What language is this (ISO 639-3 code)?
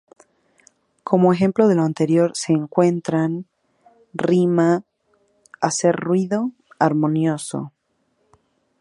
spa